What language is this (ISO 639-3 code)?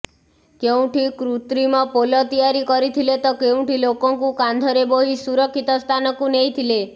ori